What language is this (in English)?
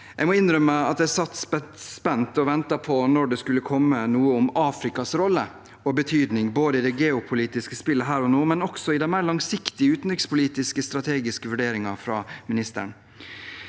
Norwegian